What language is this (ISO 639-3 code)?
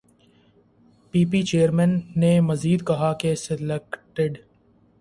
urd